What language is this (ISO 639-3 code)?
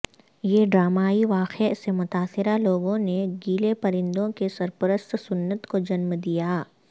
urd